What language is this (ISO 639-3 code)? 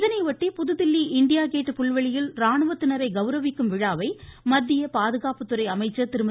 tam